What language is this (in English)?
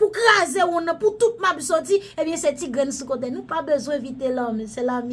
French